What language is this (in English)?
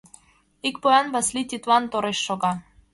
Mari